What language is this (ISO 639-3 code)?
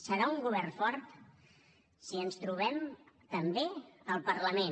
cat